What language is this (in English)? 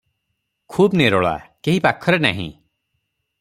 Odia